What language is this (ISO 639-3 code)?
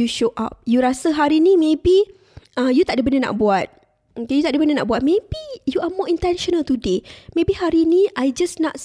msa